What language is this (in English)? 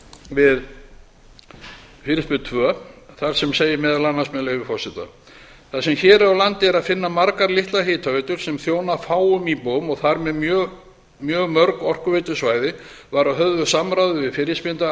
Icelandic